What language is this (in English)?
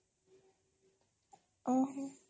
Odia